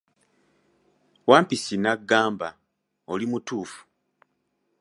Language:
Ganda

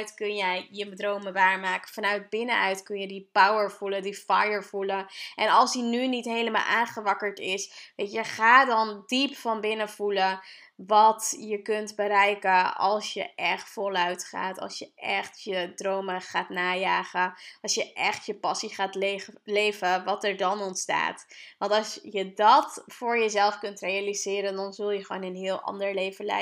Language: Dutch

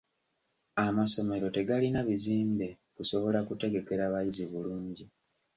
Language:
Ganda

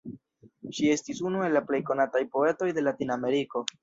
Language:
Esperanto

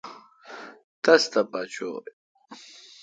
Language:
Kalkoti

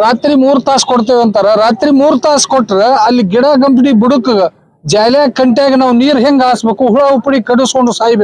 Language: Hindi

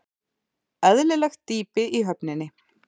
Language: Icelandic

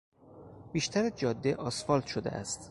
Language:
Persian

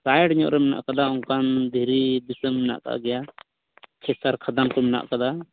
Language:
Santali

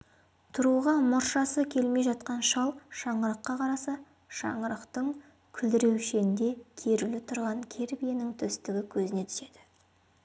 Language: Kazakh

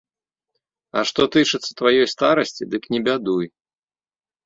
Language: Belarusian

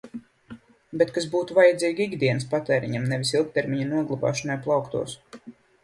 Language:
Latvian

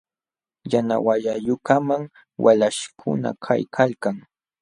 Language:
Jauja Wanca Quechua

